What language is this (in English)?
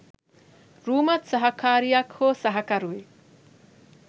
Sinhala